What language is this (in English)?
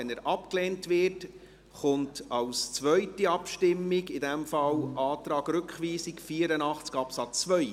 Swiss German